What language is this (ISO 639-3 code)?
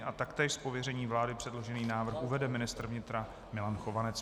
ces